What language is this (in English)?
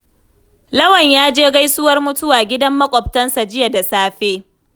Hausa